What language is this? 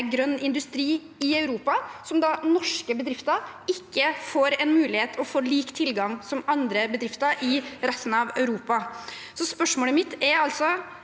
Norwegian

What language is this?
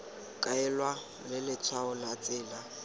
Tswana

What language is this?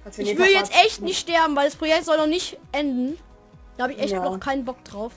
German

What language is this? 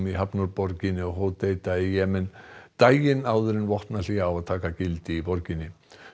Icelandic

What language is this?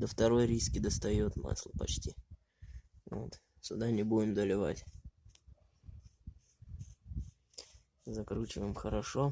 Russian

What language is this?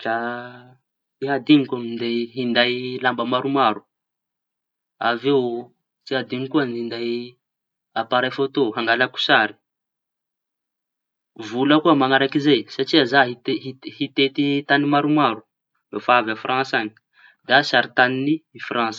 Tanosy Malagasy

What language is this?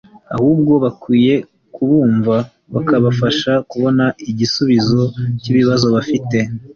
Kinyarwanda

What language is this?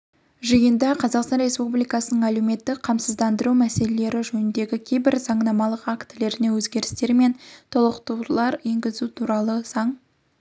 Kazakh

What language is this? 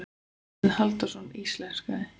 Icelandic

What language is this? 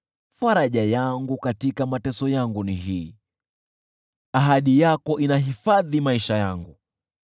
Swahili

